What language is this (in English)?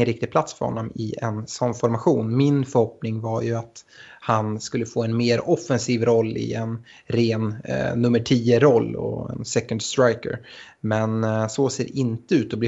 Swedish